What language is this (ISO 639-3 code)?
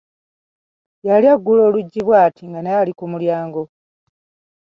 lug